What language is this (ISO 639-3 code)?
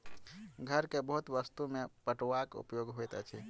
mai